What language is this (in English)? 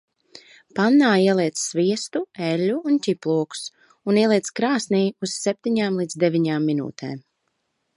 Latvian